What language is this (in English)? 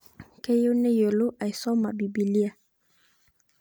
Masai